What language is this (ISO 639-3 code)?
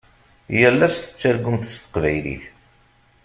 kab